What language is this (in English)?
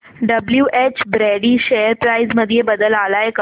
Marathi